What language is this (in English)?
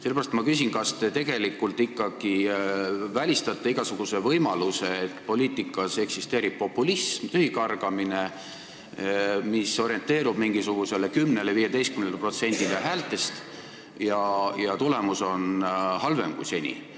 Estonian